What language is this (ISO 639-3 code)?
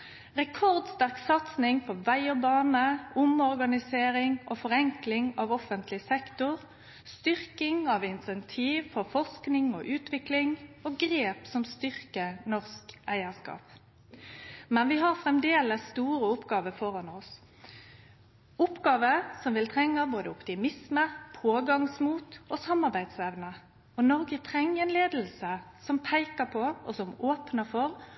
nno